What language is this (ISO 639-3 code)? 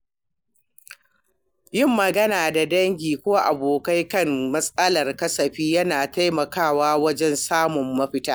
hau